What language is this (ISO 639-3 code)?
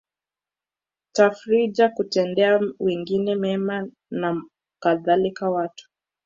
swa